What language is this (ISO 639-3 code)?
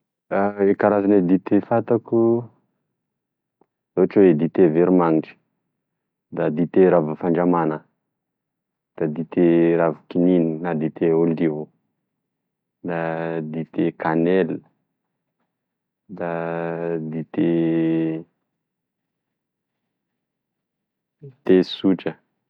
tkg